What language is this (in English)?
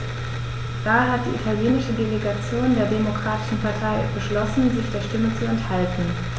German